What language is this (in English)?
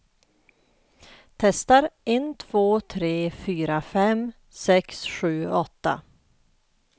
Swedish